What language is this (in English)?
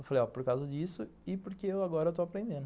Portuguese